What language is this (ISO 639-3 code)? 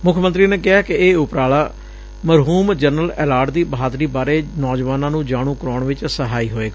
pan